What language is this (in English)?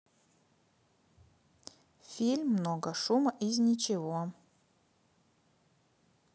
Russian